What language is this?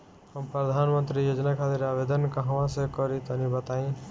Bhojpuri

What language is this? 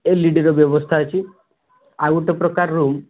Odia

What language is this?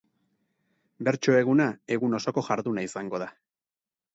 Basque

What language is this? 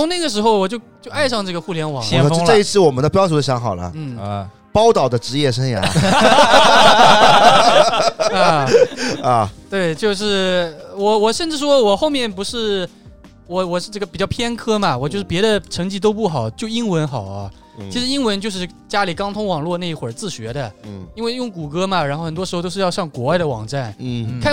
Chinese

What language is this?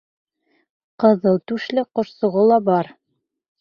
Bashkir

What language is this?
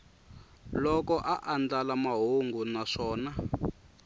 Tsonga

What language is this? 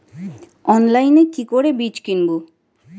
Bangla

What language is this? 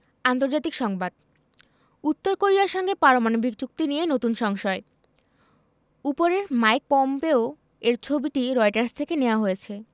Bangla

